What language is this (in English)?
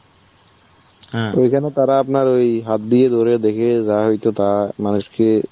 Bangla